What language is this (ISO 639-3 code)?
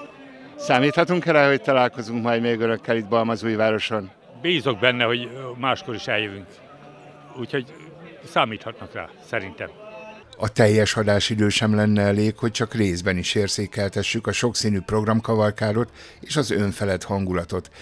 hun